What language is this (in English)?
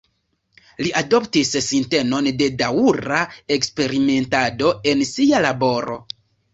Esperanto